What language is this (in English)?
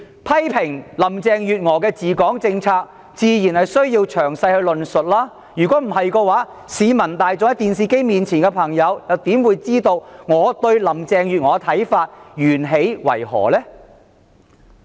Cantonese